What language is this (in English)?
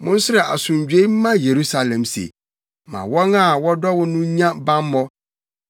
Akan